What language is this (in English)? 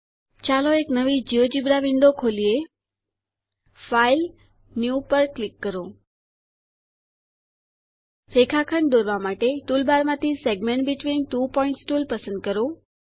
Gujarati